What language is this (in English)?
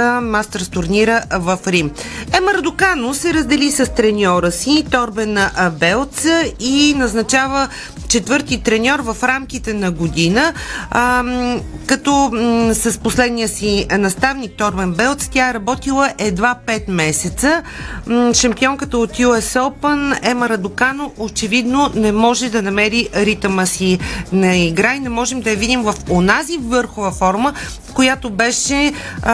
Bulgarian